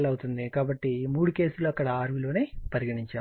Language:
Telugu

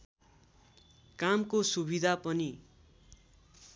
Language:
Nepali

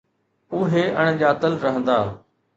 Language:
Sindhi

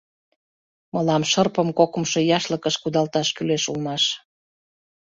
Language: Mari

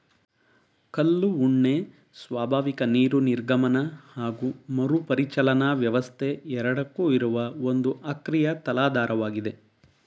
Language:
Kannada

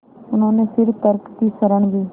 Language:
Hindi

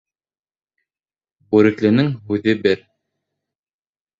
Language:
Bashkir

